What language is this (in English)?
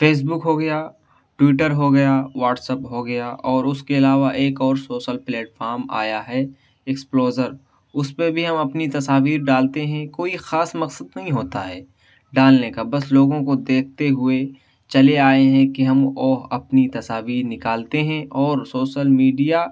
Urdu